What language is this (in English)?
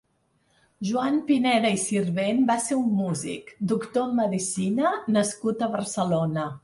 Catalan